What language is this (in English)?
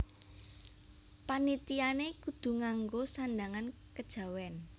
Javanese